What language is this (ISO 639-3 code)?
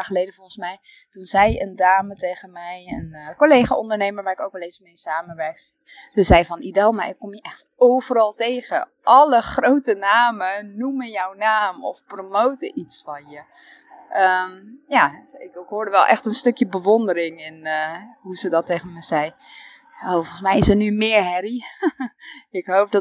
nld